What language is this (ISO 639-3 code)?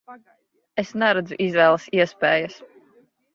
lav